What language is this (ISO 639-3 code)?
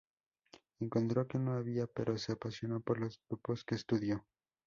spa